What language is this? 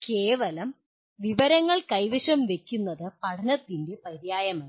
Malayalam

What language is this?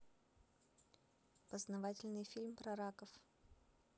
Russian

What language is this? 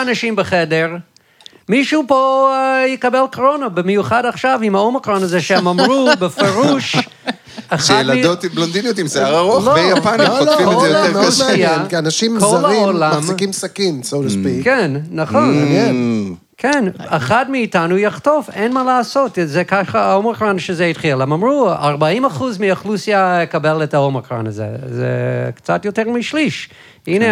Hebrew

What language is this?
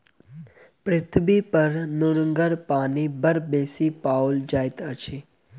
Maithili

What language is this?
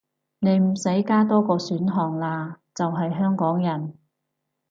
Cantonese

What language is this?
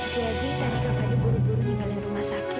Indonesian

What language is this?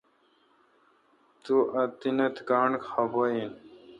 Kalkoti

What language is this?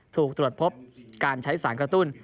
Thai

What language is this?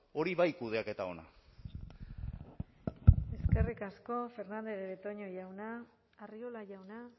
Basque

